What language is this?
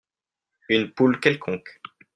French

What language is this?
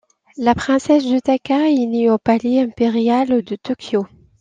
French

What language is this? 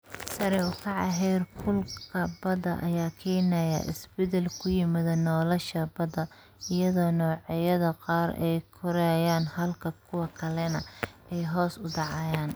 Somali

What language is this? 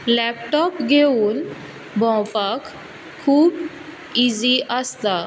Konkani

